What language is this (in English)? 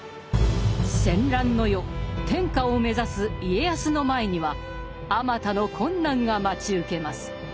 Japanese